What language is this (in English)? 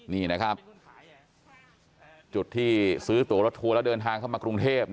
Thai